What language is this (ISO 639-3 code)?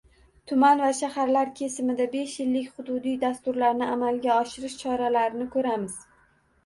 uzb